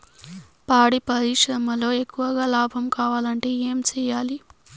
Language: Telugu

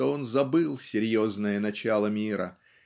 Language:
Russian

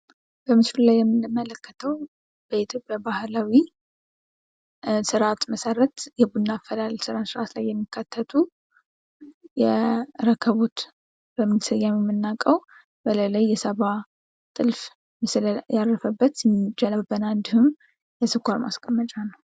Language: Amharic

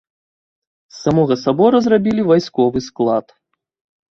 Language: Belarusian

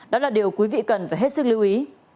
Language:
Vietnamese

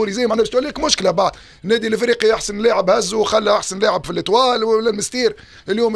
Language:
Arabic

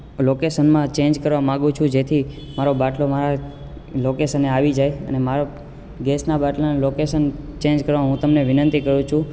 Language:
Gujarati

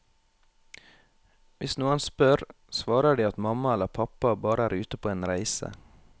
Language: Norwegian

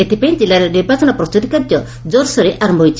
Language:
Odia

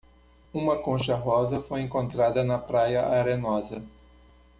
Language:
Portuguese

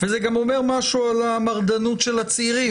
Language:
Hebrew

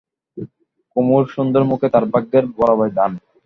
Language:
Bangla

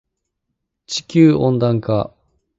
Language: Japanese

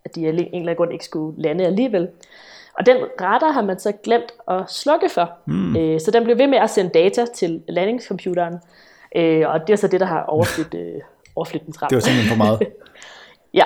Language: Danish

